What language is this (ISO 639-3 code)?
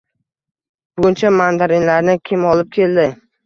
uzb